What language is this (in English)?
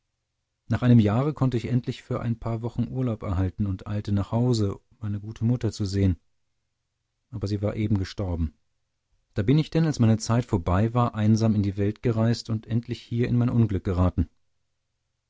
German